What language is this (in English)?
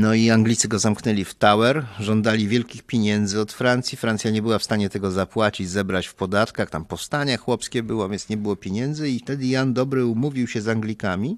Polish